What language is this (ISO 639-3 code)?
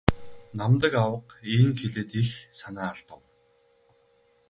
mon